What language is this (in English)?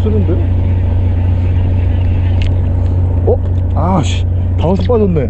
Korean